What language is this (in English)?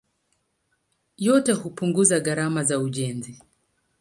Swahili